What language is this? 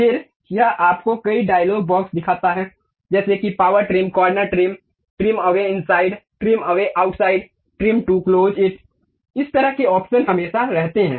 Hindi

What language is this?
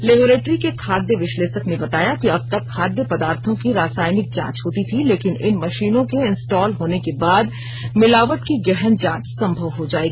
Hindi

